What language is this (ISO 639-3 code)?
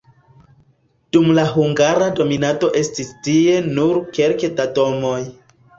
epo